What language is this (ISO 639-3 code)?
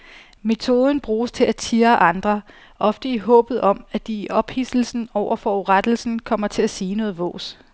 dan